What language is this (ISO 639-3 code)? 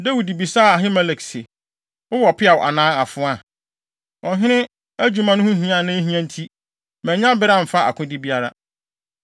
aka